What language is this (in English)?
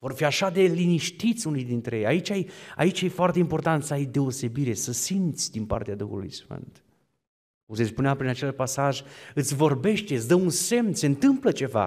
Romanian